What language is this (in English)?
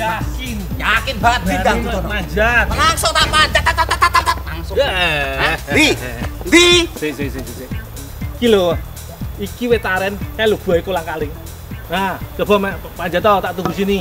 Indonesian